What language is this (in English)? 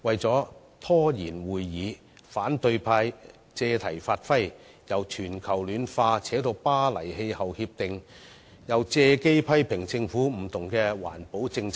Cantonese